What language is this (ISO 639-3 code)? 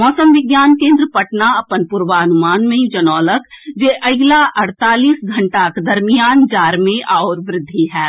mai